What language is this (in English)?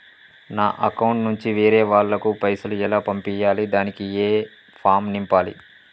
Telugu